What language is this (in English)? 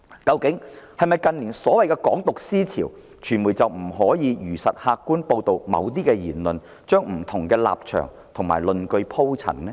Cantonese